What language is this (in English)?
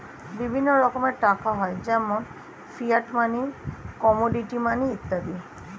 Bangla